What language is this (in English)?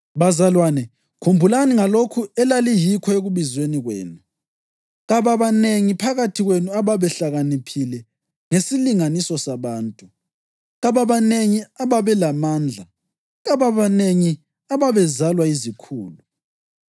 North Ndebele